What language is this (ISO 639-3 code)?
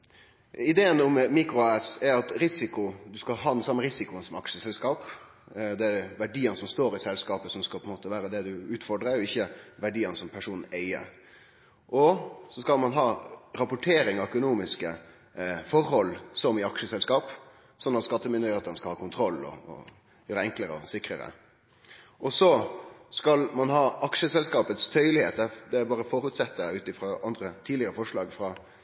nno